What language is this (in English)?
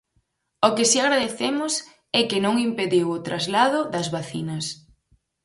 Galician